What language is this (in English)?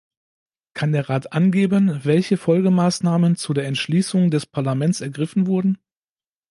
German